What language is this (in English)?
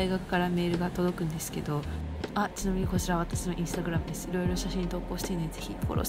Japanese